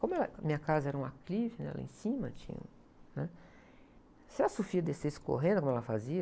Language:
Portuguese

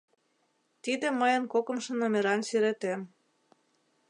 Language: Mari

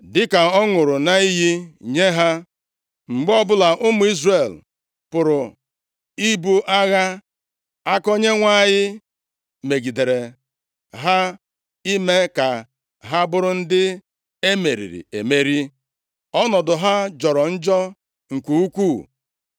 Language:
Igbo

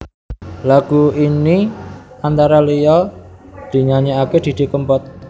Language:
Javanese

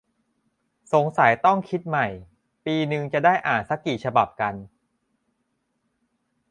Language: Thai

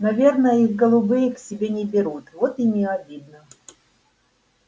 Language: Russian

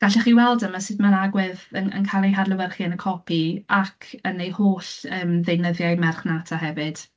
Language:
Welsh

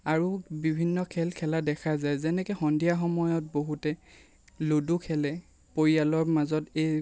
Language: Assamese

